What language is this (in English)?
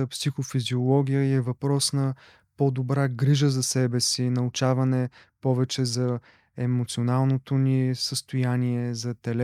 Bulgarian